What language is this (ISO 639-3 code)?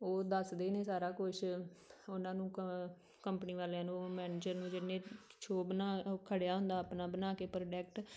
pan